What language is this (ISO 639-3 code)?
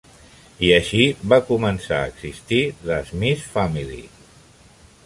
cat